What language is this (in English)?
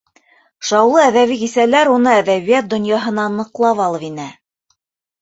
Bashkir